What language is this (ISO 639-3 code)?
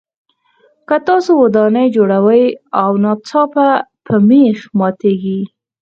pus